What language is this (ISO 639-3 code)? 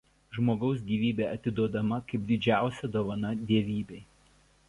lit